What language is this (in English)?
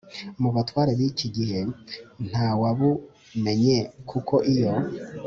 Kinyarwanda